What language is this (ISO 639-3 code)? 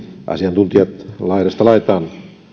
fin